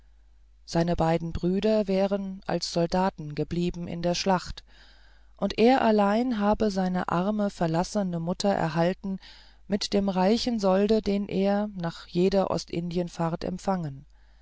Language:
German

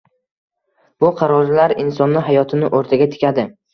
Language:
Uzbek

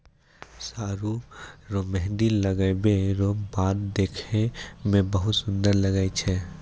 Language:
Maithili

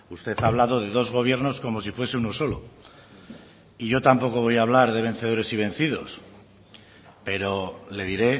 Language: Spanish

